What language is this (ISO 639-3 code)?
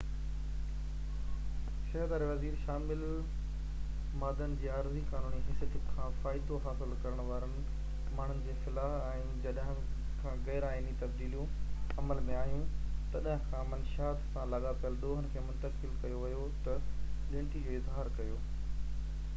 snd